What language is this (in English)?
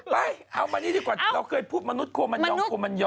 Thai